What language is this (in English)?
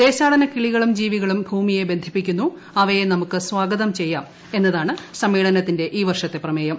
Malayalam